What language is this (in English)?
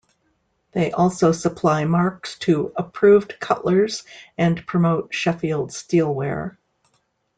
English